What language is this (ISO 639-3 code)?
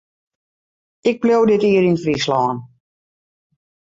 fry